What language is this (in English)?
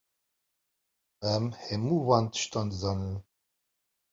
Kurdish